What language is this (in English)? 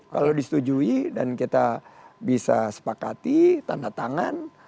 Indonesian